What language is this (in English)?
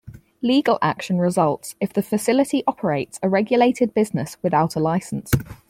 English